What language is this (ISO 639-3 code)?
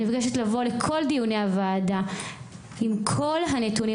heb